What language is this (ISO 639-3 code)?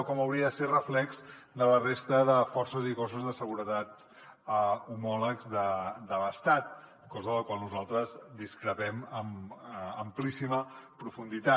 cat